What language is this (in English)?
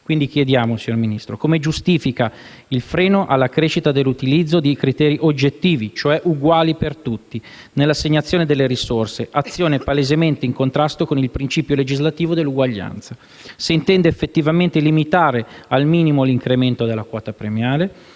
Italian